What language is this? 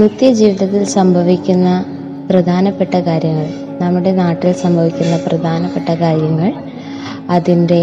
Malayalam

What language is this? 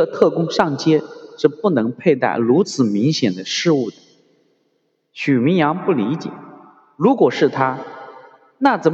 Chinese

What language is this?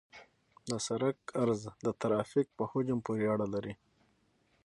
Pashto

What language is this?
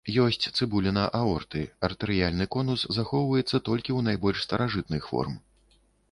Belarusian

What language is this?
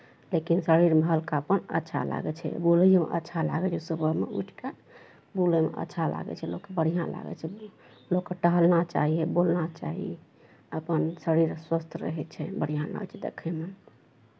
Maithili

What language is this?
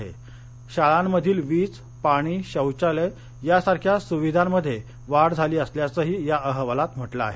Marathi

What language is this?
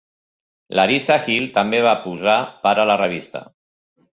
Catalan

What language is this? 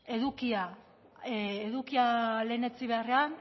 Basque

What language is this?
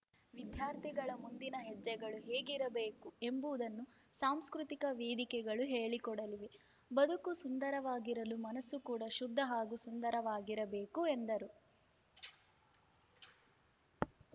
Kannada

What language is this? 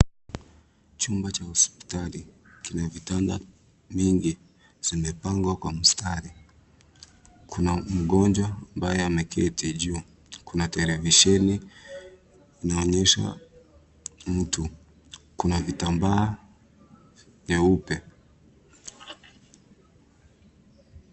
Swahili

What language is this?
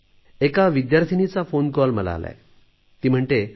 Marathi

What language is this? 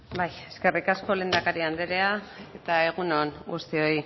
Basque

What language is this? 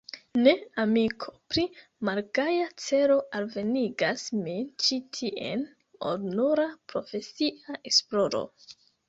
Esperanto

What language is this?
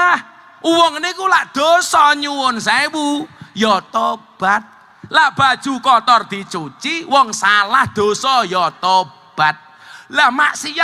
Indonesian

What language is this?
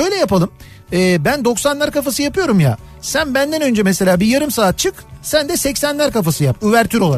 Turkish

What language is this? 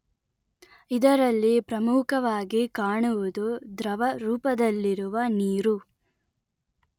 Kannada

